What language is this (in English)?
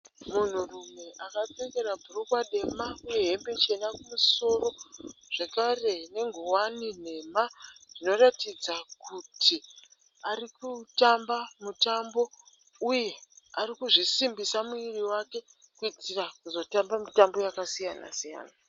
Shona